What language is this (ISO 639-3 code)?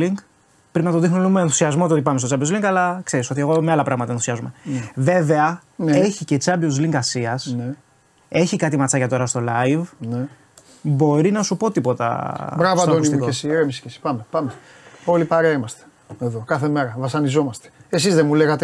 ell